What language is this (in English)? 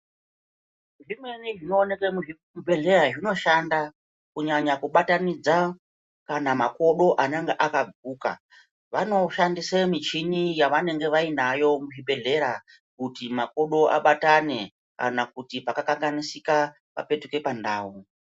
Ndau